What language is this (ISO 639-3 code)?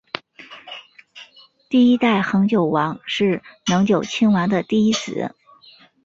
zho